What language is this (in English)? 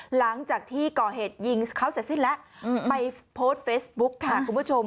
Thai